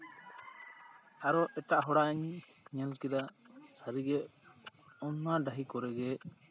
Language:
Santali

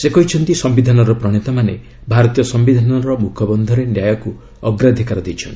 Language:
Odia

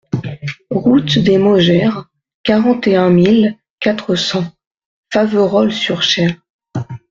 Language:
French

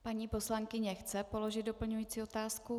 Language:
Czech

